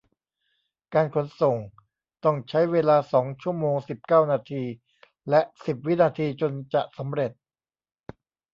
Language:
Thai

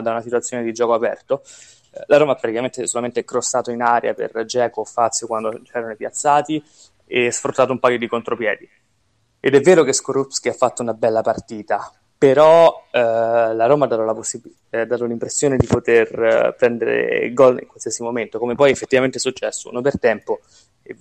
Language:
Italian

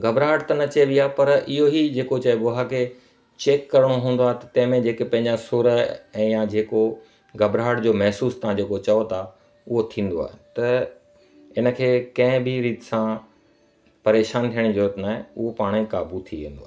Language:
Sindhi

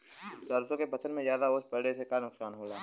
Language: Bhojpuri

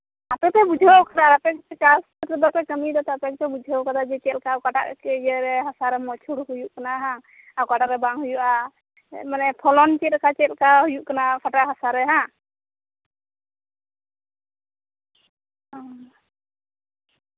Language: Santali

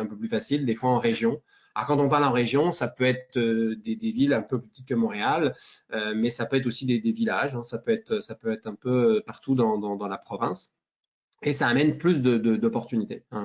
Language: French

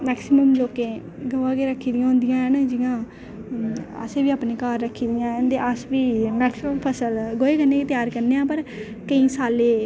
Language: Dogri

